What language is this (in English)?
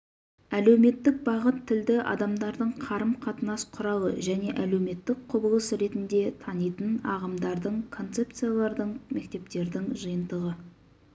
Kazakh